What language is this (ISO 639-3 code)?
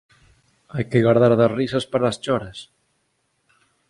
glg